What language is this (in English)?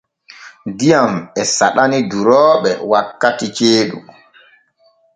Borgu Fulfulde